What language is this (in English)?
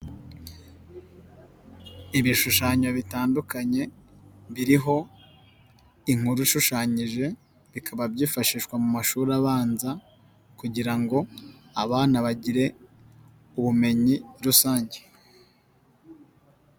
Kinyarwanda